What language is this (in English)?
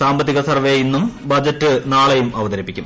Malayalam